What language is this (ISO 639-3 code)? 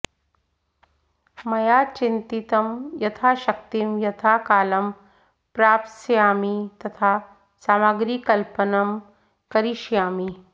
san